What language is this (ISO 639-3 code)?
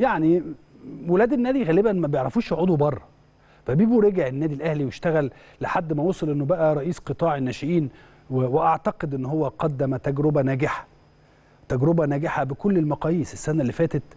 ara